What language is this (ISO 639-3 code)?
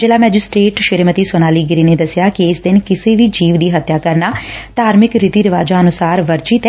pan